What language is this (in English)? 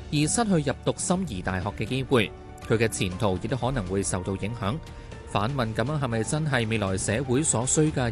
Chinese